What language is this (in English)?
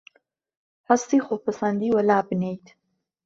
Central Kurdish